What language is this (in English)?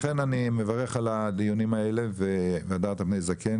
Hebrew